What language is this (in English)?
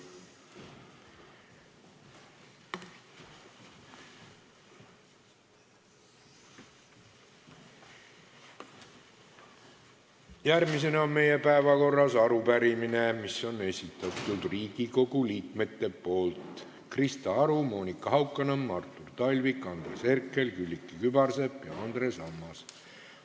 Estonian